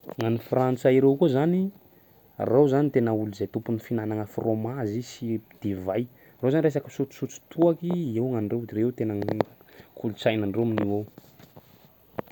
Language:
Sakalava Malagasy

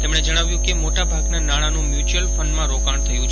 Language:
Gujarati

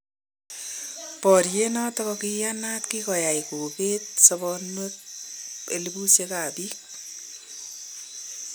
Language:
Kalenjin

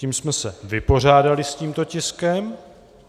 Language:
Czech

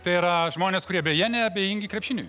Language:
Lithuanian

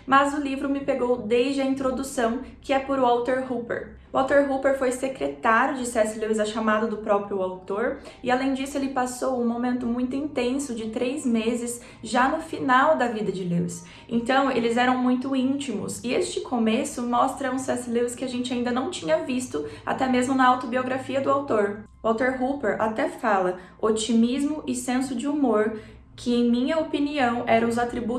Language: Portuguese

